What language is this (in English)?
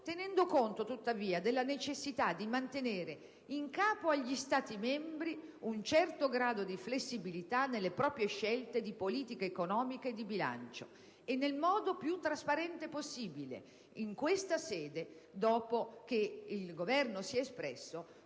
Italian